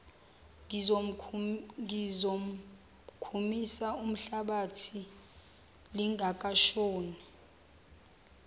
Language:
Zulu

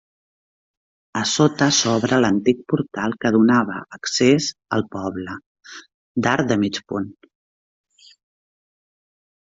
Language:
Catalan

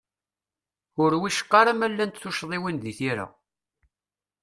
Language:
Kabyle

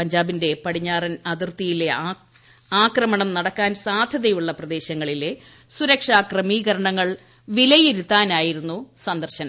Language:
Malayalam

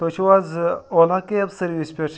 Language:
Kashmiri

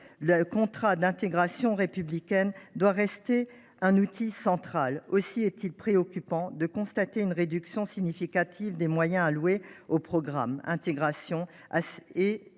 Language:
French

